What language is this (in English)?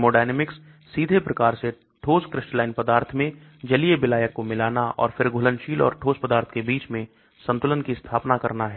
Hindi